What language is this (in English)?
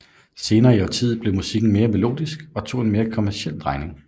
Danish